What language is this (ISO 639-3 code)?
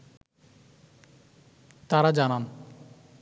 ben